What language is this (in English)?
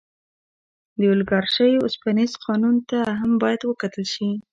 Pashto